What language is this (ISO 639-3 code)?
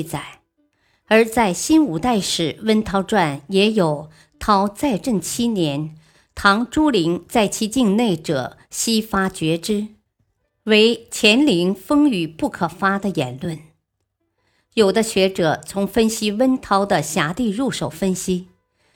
zho